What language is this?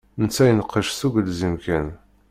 Kabyle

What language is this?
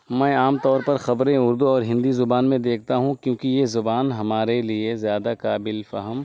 Urdu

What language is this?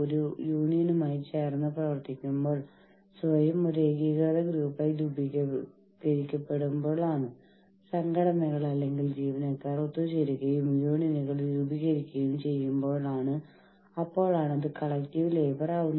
Malayalam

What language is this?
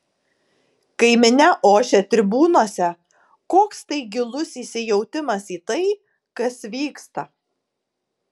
Lithuanian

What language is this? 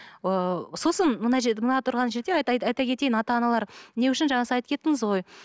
Kazakh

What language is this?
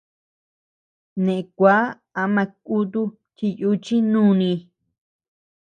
Tepeuxila Cuicatec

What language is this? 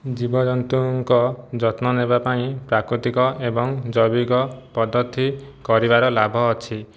Odia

